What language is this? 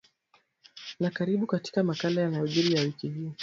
Swahili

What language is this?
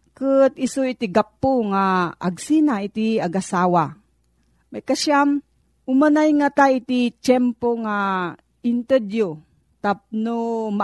Filipino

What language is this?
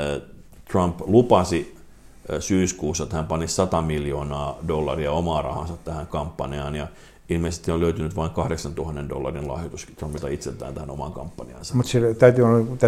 Finnish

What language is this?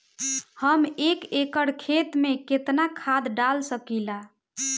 Bhojpuri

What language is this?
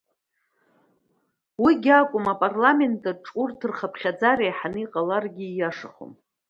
Abkhazian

